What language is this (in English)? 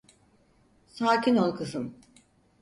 Turkish